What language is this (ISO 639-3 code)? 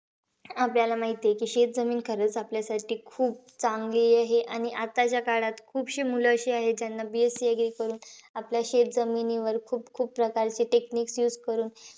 mar